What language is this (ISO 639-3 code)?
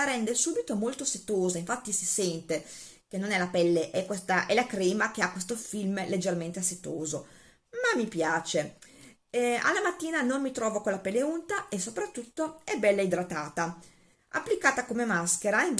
ita